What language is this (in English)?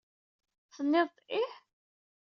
Kabyle